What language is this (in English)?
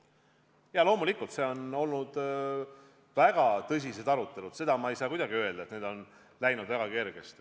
Estonian